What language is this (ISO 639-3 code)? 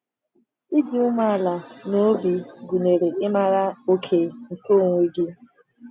ibo